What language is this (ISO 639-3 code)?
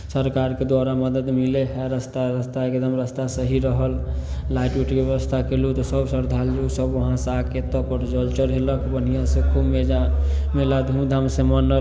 mai